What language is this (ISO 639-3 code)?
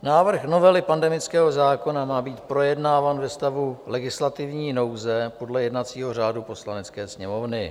ces